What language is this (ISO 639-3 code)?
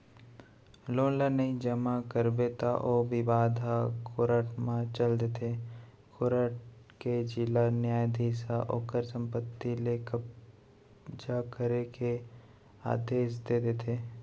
hne